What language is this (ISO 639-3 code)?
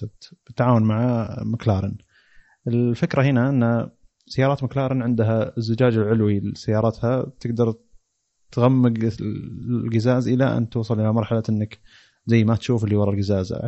ara